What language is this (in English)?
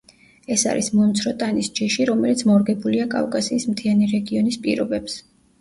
Georgian